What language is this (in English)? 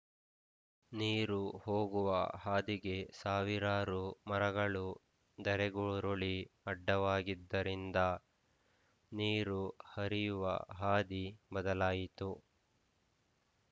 Kannada